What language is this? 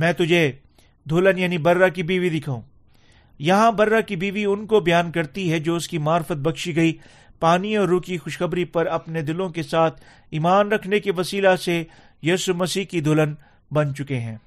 Urdu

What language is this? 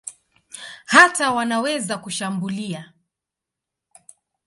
Swahili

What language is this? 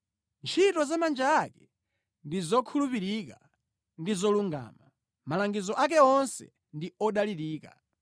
Nyanja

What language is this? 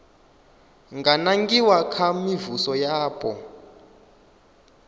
Venda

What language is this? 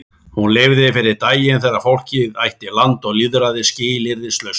Icelandic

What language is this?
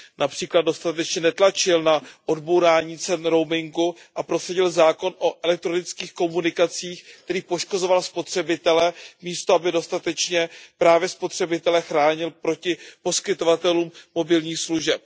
Czech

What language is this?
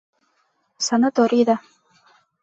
Bashkir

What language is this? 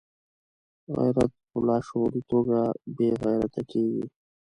Pashto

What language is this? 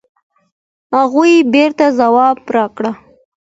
Pashto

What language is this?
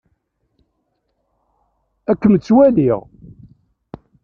Kabyle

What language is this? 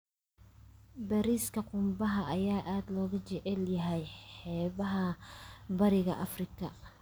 Somali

